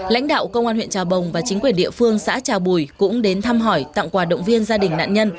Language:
Vietnamese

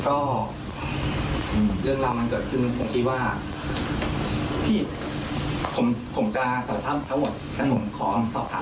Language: Thai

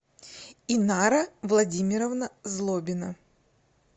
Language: Russian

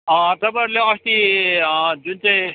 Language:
Nepali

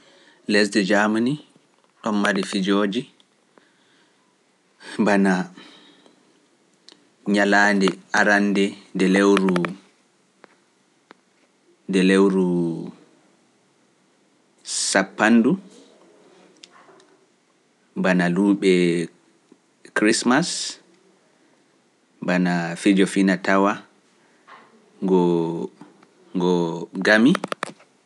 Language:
Pular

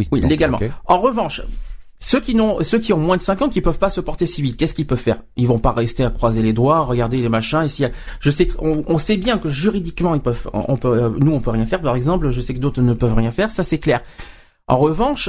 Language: French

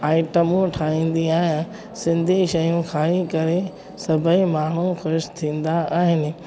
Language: Sindhi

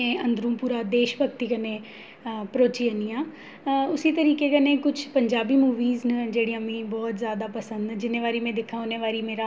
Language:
Dogri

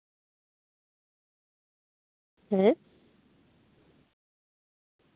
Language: Santali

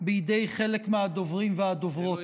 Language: Hebrew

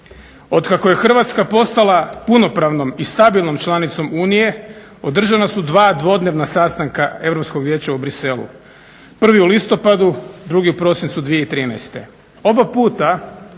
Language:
Croatian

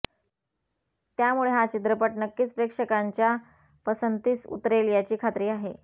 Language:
Marathi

